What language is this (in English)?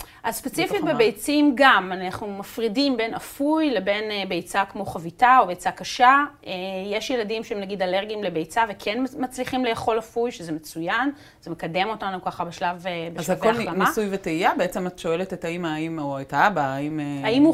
Hebrew